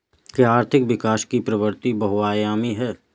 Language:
Hindi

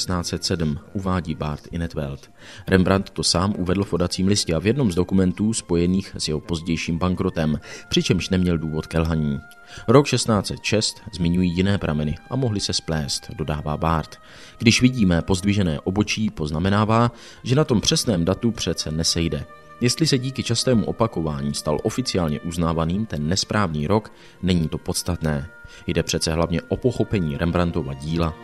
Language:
Czech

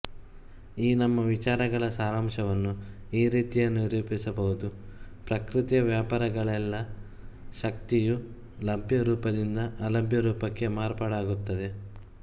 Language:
Kannada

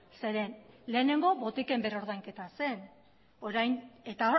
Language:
Basque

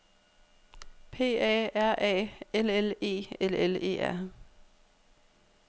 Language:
Danish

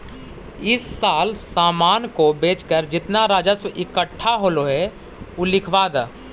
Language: Magahi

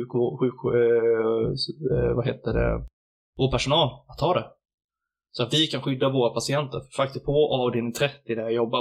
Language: Swedish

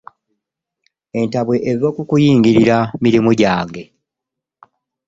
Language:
Ganda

